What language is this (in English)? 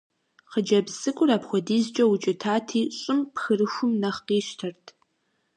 Kabardian